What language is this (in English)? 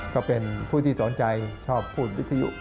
Thai